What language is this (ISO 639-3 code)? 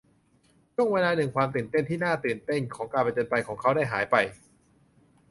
tha